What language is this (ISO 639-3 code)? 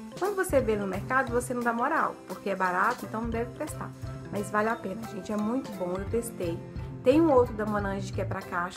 por